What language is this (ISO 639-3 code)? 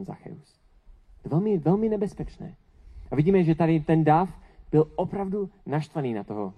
ces